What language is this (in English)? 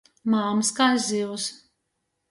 Latgalian